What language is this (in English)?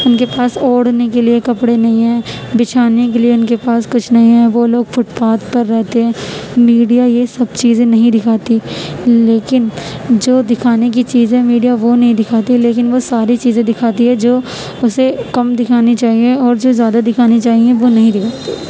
Urdu